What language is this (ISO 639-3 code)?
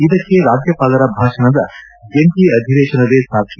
kan